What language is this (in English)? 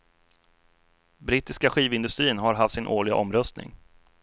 Swedish